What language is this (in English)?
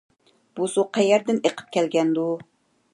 Uyghur